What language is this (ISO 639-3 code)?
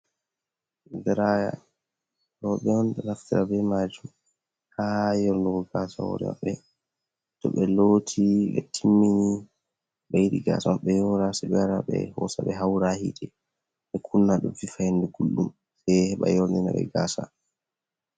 ful